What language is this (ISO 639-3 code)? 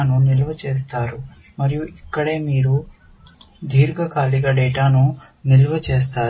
tel